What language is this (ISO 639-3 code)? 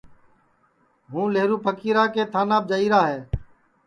ssi